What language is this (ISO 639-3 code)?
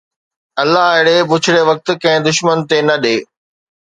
snd